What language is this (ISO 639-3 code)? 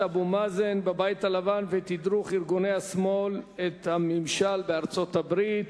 heb